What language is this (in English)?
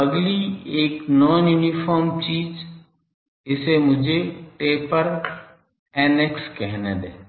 Hindi